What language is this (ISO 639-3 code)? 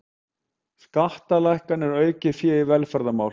isl